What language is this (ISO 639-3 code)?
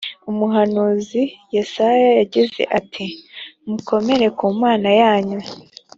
kin